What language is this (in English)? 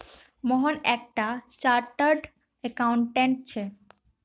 Magahi